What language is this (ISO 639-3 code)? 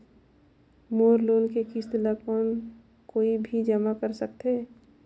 hne